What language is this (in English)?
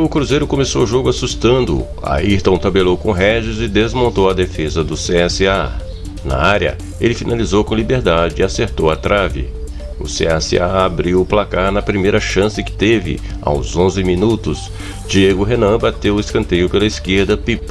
Portuguese